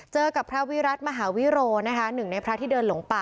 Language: Thai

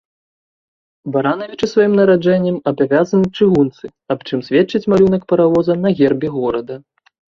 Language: Belarusian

